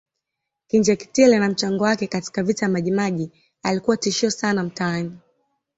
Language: Swahili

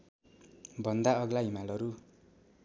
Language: Nepali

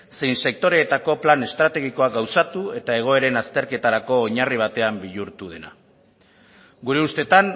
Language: Basque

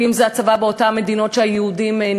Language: Hebrew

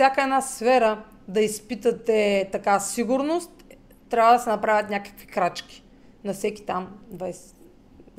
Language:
Bulgarian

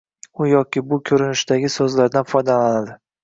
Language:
Uzbek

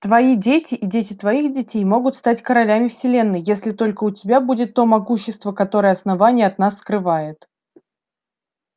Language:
Russian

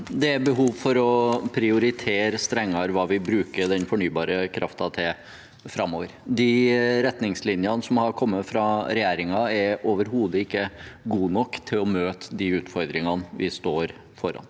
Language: Norwegian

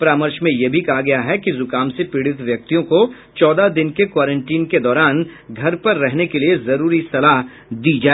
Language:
Hindi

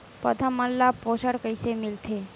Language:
Chhattisgarhi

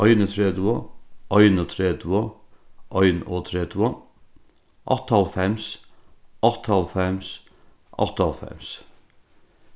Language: Faroese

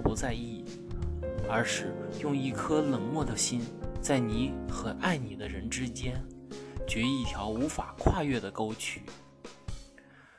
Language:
Chinese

